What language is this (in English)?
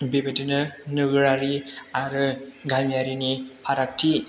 Bodo